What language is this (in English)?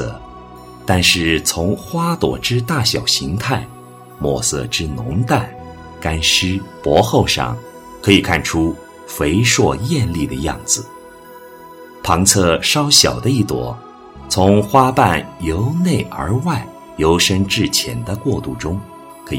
Chinese